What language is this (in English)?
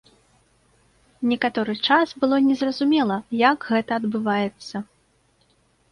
Belarusian